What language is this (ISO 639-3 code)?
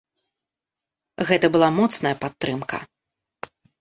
bel